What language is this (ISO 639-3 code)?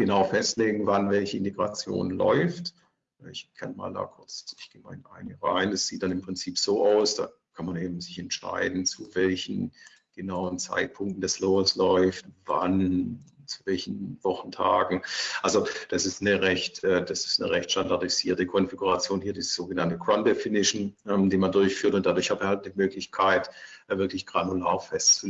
deu